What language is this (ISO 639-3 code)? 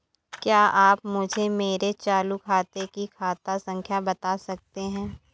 hin